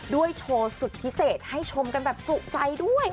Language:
Thai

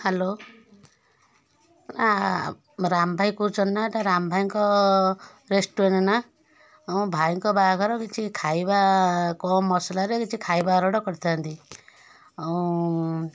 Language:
Odia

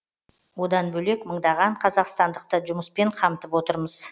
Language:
Kazakh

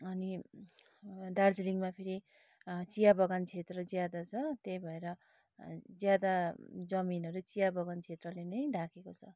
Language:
Nepali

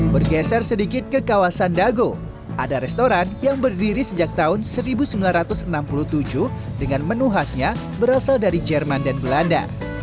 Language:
Indonesian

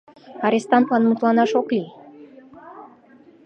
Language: Mari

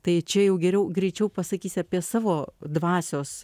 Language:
Lithuanian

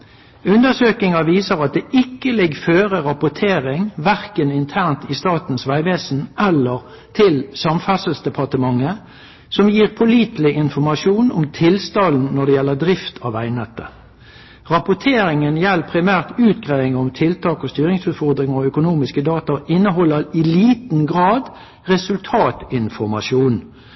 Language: Norwegian Nynorsk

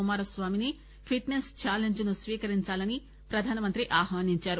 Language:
Telugu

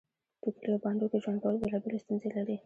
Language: Pashto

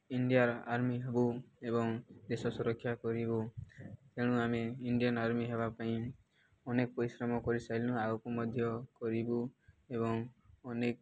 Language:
Odia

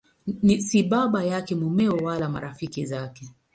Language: Swahili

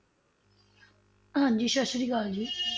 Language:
Punjabi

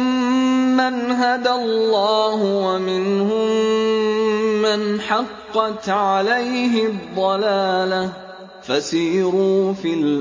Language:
Arabic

